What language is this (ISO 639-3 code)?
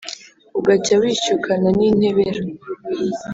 kin